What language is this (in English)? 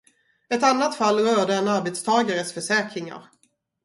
Swedish